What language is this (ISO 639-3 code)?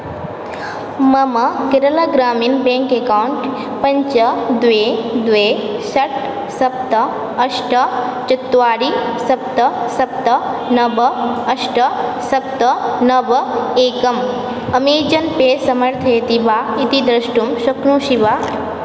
san